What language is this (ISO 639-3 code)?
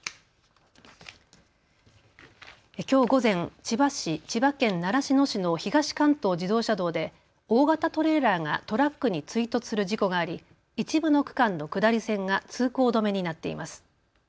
jpn